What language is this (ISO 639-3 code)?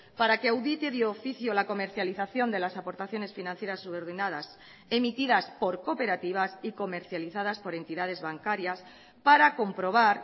spa